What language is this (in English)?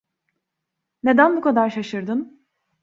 Turkish